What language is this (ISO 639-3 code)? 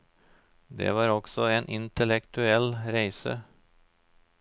nor